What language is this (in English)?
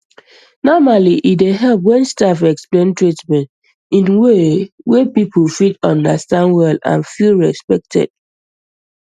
Nigerian Pidgin